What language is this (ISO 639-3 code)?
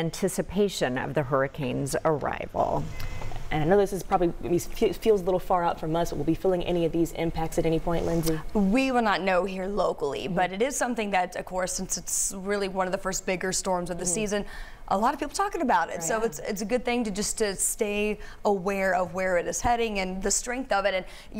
eng